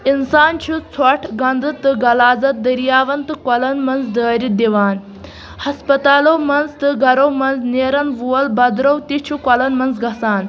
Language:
Kashmiri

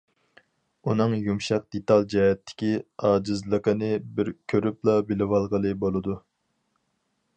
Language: Uyghur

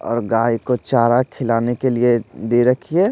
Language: Hindi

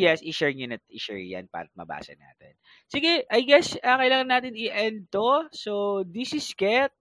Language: Filipino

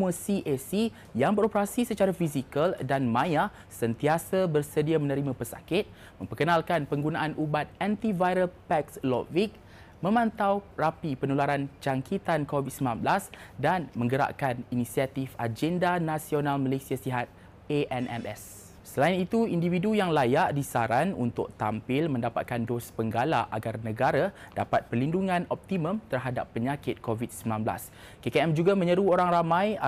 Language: Malay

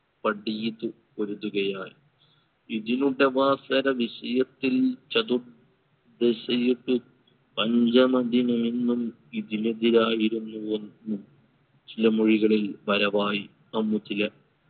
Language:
Malayalam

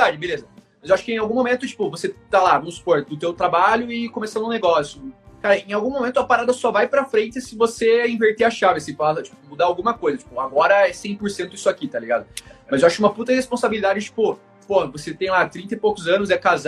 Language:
Portuguese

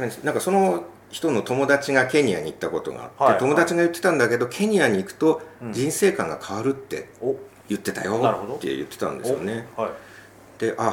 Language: Japanese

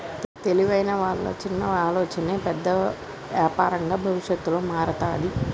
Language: Telugu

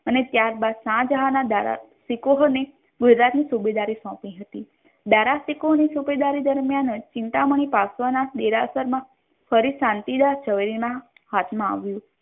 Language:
Gujarati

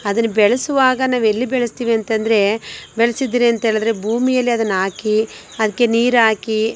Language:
Kannada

